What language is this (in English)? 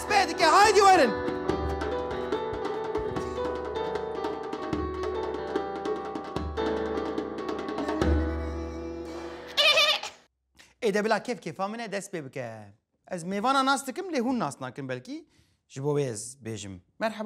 Arabic